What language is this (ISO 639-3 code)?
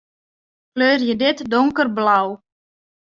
fry